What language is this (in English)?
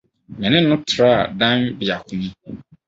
Akan